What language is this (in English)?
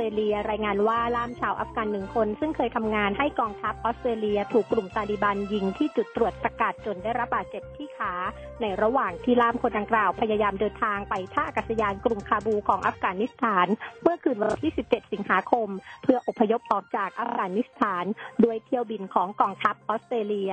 Thai